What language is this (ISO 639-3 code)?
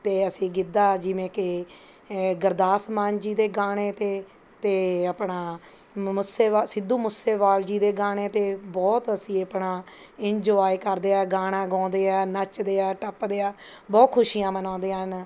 pan